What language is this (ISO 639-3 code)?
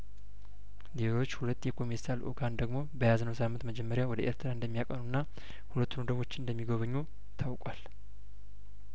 amh